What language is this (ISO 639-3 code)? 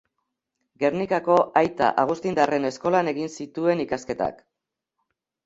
eus